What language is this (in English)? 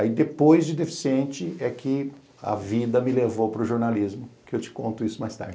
Portuguese